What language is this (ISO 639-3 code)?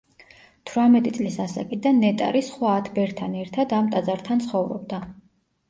kat